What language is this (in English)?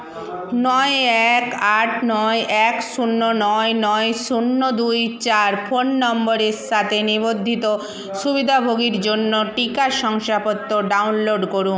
Bangla